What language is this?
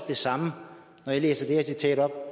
Danish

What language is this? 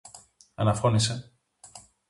Greek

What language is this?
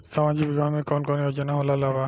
Bhojpuri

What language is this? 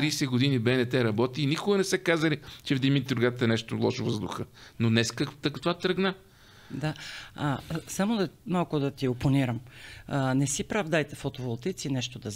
Bulgarian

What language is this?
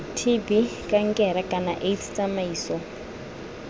Tswana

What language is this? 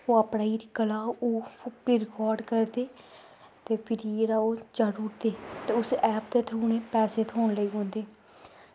Dogri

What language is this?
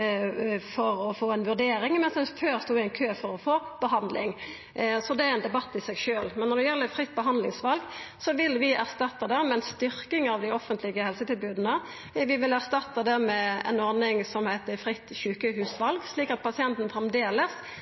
Norwegian Nynorsk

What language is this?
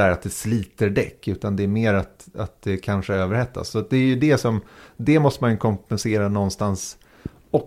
Swedish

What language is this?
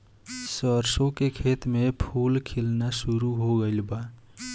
Bhojpuri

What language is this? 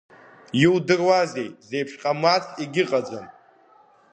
Abkhazian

